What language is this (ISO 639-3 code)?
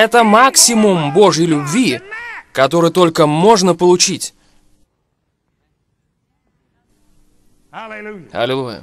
rus